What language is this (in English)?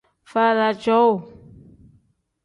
Tem